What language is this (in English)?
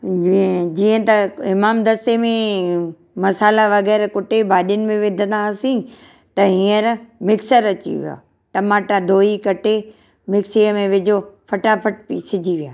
Sindhi